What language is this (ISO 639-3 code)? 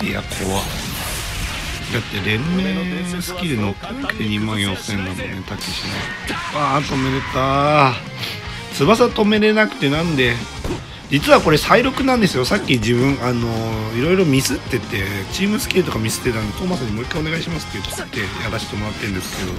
jpn